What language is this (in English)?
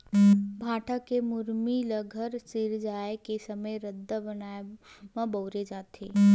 Chhattisgarhi